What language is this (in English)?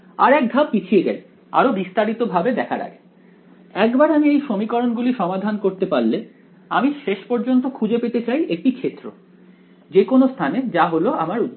Bangla